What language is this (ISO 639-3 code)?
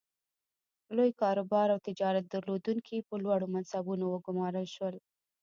pus